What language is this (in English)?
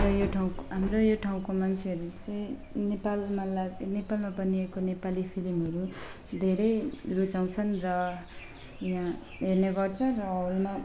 Nepali